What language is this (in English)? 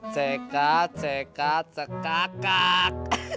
Indonesian